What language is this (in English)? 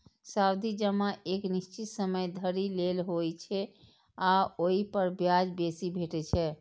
Maithili